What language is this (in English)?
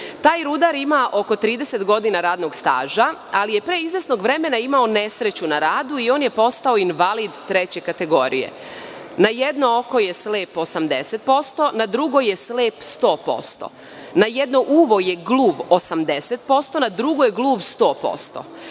Serbian